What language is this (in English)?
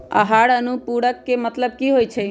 Magahi